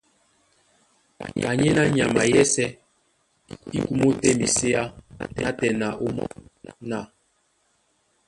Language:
Duala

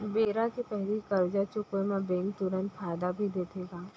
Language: Chhattisgarhi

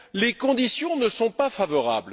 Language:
French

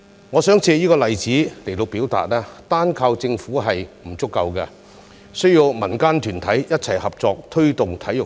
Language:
Cantonese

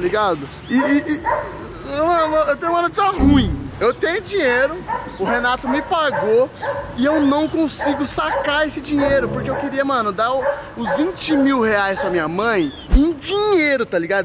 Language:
Portuguese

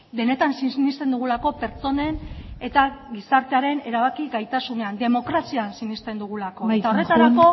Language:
Basque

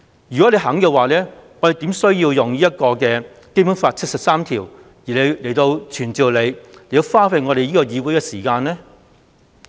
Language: Cantonese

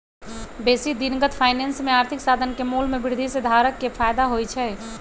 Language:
Magahi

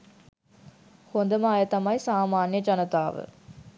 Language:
Sinhala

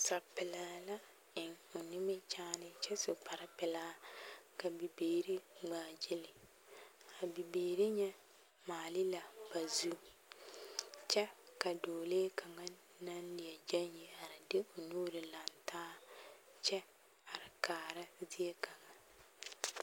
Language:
Southern Dagaare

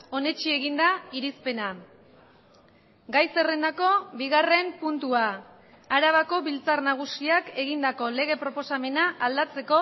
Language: Basque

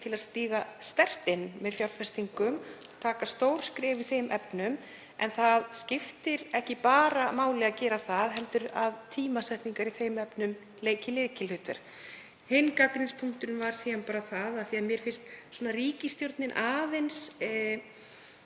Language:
Icelandic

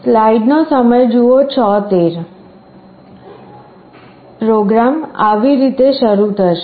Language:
Gujarati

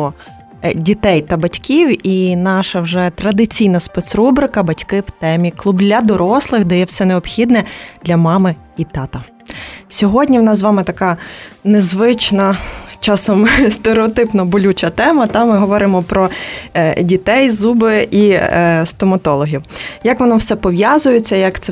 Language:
Ukrainian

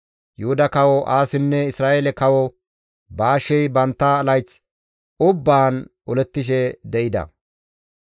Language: Gamo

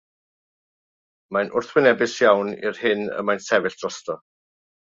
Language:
Welsh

